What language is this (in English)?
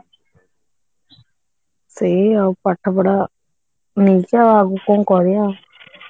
Odia